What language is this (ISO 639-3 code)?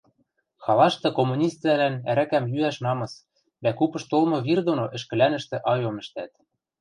mrj